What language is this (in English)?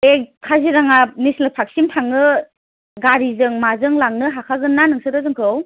Bodo